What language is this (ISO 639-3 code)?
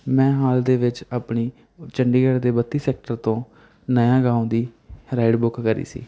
pan